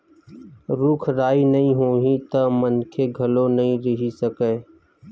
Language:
Chhattisgarhi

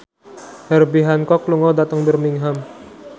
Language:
Javanese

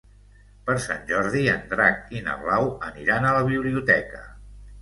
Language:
Catalan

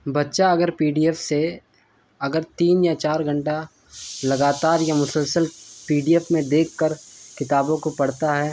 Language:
Urdu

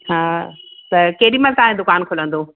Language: Sindhi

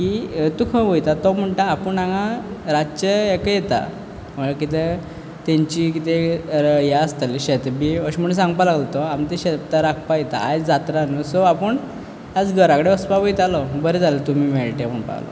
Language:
Konkani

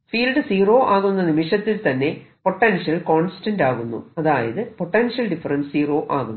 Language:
Malayalam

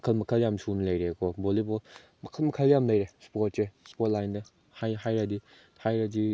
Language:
Manipuri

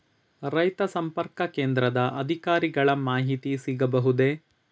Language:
Kannada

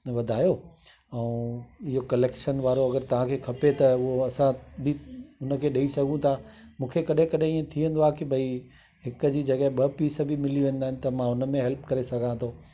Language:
Sindhi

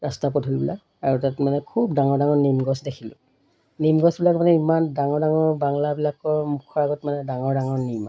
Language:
Assamese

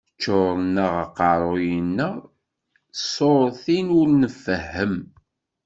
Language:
Kabyle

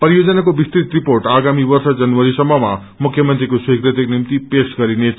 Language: Nepali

